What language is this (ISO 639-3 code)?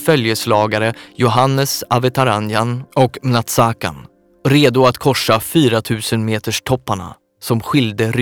swe